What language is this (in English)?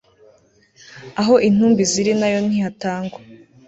Kinyarwanda